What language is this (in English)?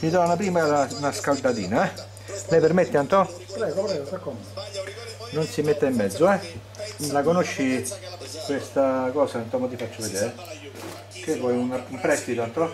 Italian